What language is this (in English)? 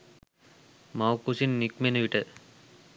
Sinhala